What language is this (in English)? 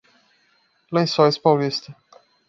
Portuguese